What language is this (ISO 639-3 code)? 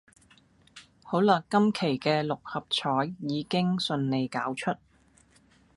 yue